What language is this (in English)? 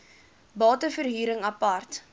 Afrikaans